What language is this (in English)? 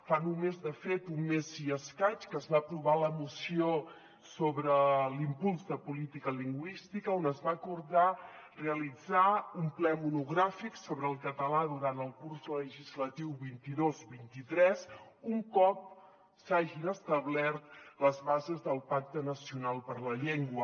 Catalan